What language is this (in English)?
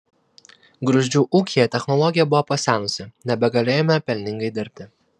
Lithuanian